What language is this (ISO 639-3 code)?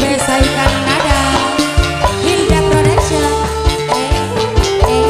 ind